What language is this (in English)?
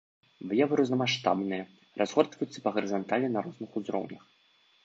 Belarusian